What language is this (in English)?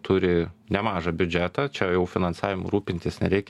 Lithuanian